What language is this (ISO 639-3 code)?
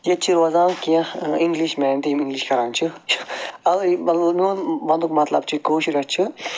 kas